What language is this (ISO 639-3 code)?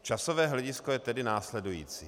ces